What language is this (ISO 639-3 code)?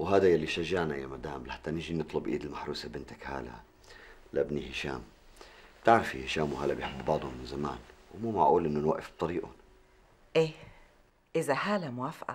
ara